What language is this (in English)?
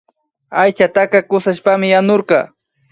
Imbabura Highland Quichua